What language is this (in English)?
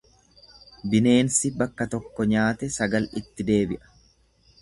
Oromo